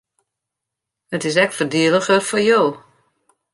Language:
Western Frisian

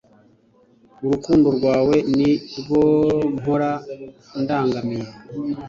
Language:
Kinyarwanda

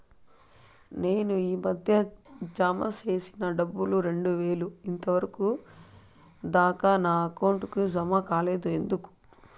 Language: Telugu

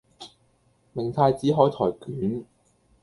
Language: Cantonese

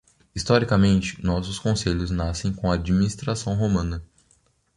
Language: Portuguese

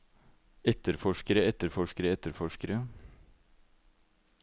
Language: Norwegian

